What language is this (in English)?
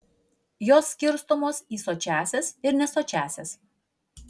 Lithuanian